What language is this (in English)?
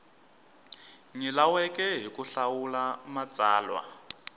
Tsonga